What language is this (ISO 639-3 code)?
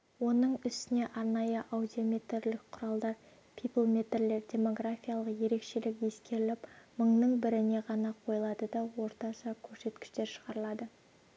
kaz